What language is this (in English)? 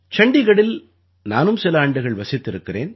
Tamil